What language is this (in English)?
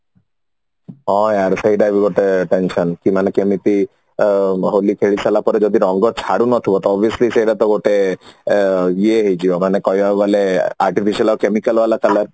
Odia